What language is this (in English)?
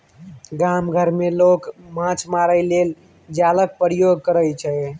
Maithili